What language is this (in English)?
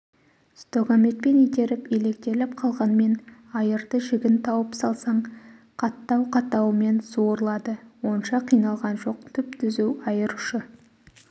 Kazakh